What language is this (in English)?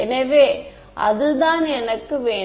Tamil